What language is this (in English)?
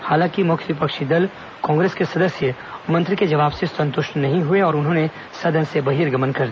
Hindi